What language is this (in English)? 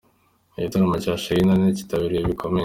Kinyarwanda